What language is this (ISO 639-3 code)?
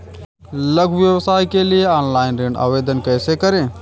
hin